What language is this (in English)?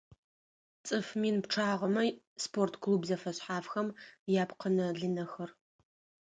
Adyghe